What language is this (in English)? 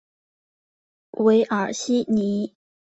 Chinese